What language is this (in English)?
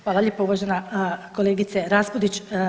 Croatian